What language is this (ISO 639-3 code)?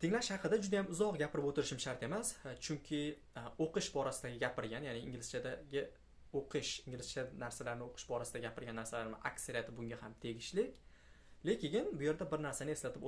tur